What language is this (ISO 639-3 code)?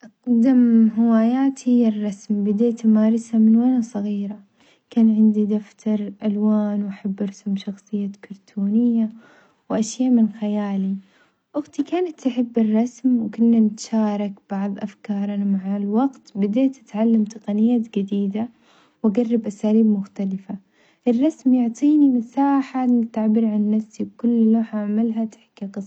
acx